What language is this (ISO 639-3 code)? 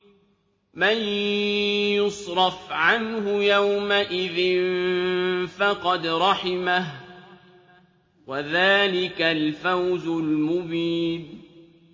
ara